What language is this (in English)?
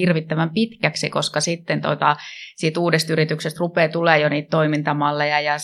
Finnish